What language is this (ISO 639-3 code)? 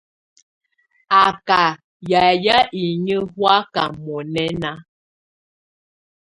tvu